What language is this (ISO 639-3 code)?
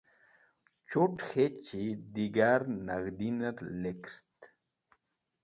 wbl